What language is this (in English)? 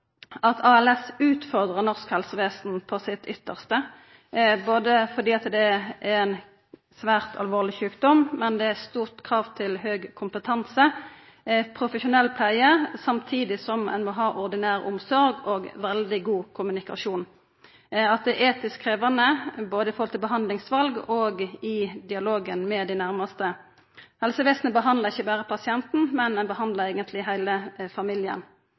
Norwegian Nynorsk